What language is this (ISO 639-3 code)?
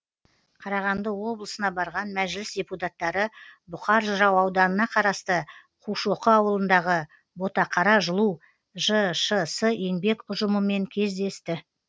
kaz